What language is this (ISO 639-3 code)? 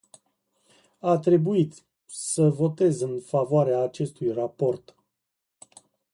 ron